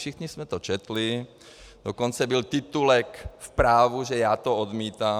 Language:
Czech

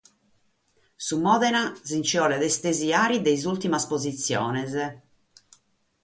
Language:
Sardinian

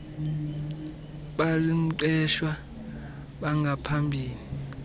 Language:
Xhosa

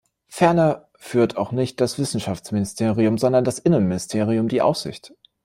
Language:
German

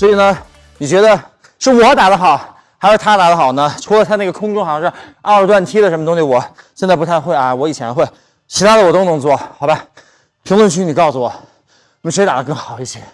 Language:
Chinese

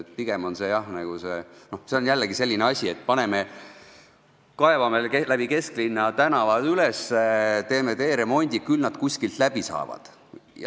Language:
Estonian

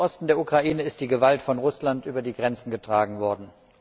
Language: German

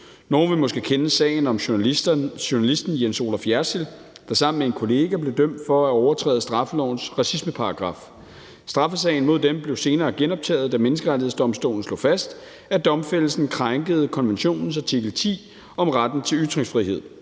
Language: Danish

